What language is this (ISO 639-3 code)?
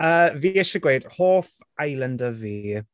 cym